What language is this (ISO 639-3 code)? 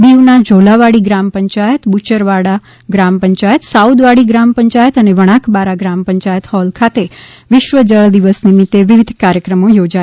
guj